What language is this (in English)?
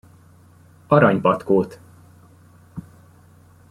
Hungarian